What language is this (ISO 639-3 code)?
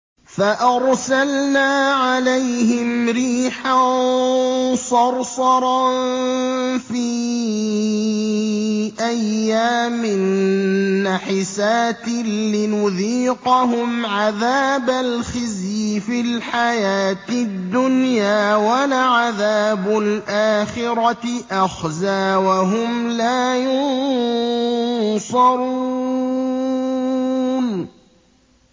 ara